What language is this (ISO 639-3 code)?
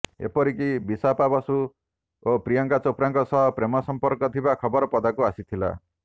ori